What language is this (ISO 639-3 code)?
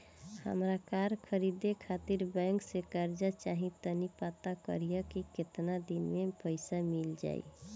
bho